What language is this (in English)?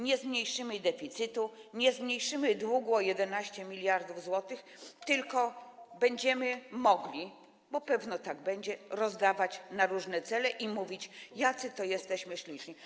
Polish